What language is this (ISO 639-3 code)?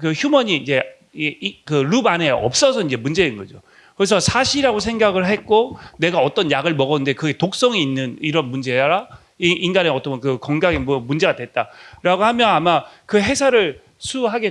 kor